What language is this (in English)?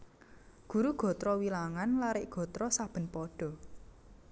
Javanese